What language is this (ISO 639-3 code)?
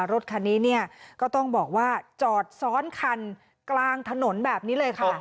tha